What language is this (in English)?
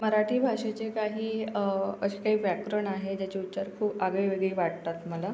Marathi